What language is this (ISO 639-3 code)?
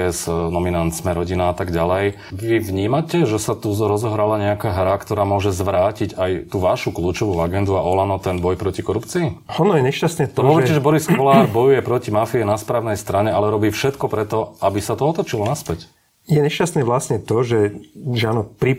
slk